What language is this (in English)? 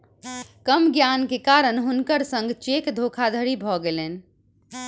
Maithili